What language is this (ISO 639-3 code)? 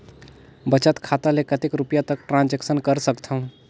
hne